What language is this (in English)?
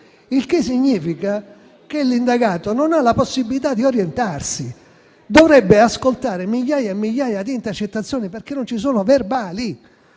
Italian